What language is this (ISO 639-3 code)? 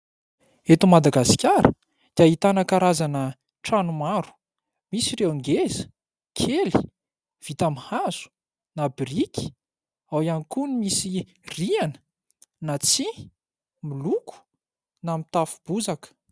mlg